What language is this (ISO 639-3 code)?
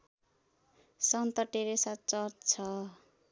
nep